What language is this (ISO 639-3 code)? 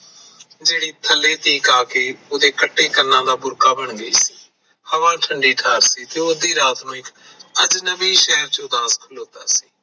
pan